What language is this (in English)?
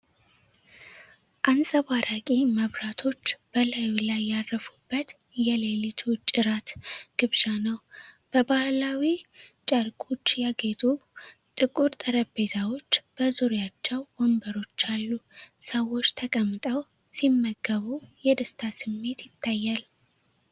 Amharic